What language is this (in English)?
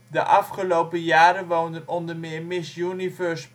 Dutch